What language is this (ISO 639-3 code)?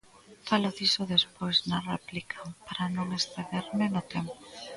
glg